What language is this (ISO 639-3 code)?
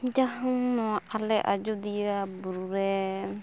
sat